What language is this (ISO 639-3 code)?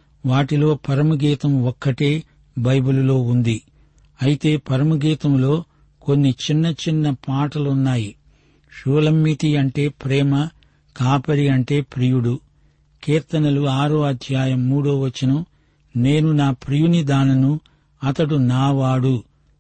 tel